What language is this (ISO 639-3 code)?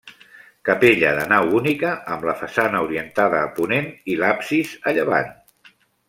cat